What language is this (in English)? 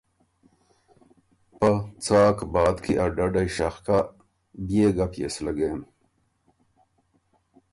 Ormuri